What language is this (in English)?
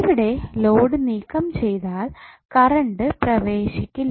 Malayalam